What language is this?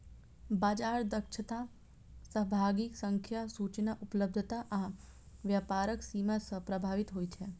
Maithili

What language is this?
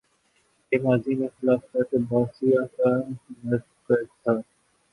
Urdu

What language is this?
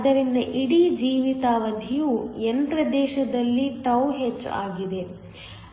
Kannada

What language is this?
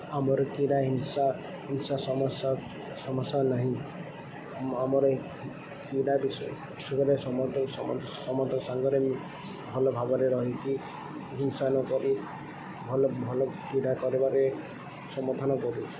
Odia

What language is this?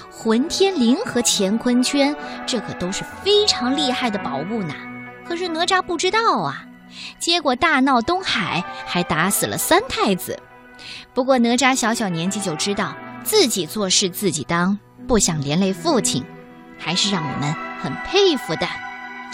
Chinese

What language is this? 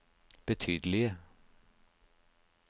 Norwegian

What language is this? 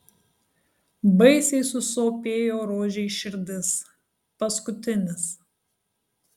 Lithuanian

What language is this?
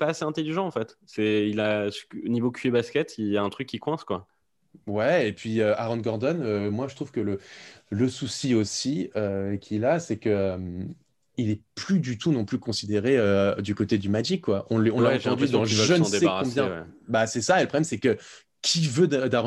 French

